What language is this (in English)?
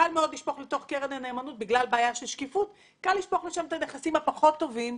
Hebrew